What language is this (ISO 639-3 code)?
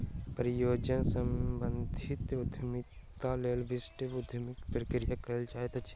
mai